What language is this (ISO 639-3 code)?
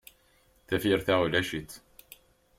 kab